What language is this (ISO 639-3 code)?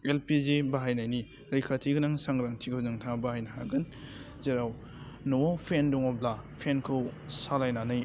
brx